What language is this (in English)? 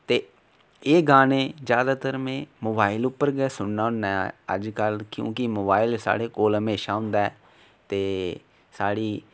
Dogri